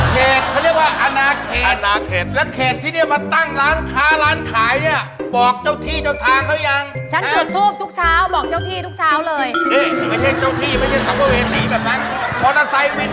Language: Thai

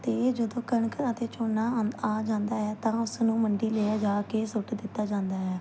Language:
Punjabi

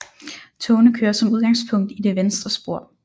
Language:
Danish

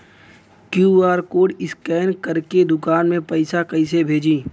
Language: Bhojpuri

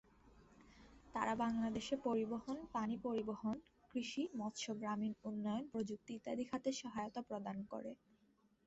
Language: Bangla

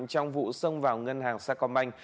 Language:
Vietnamese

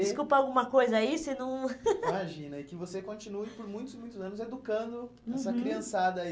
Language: Portuguese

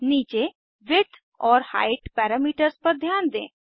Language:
Hindi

